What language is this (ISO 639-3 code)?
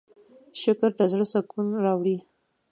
pus